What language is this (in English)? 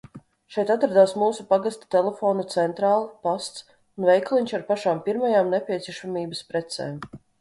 Latvian